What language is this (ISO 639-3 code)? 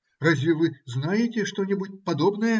rus